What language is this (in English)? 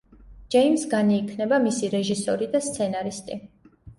Georgian